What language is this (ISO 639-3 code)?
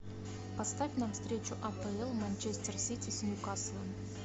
rus